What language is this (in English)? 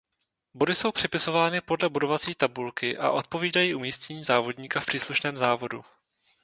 Czech